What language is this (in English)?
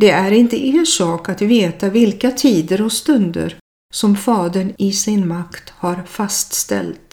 Swedish